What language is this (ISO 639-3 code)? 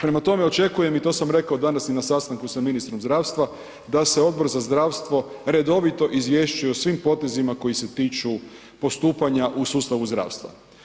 hrv